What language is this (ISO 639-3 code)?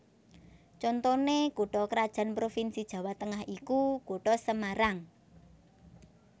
jav